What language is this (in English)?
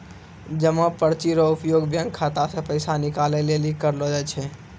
Maithili